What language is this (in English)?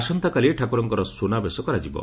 Odia